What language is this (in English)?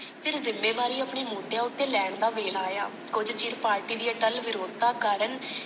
Punjabi